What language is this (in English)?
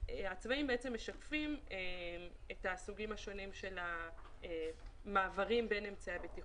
Hebrew